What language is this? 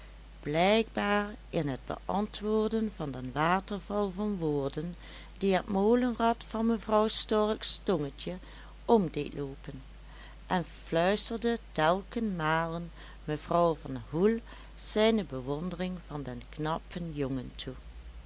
Dutch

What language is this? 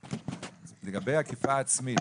Hebrew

